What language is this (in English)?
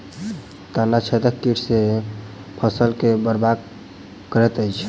Maithili